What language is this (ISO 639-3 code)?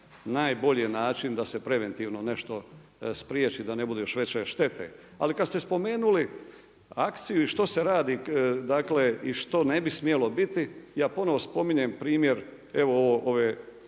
hrv